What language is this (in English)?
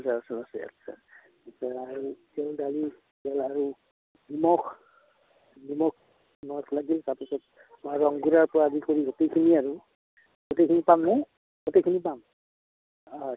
Assamese